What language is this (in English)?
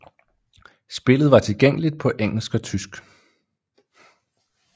Danish